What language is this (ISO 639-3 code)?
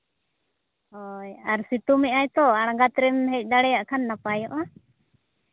sat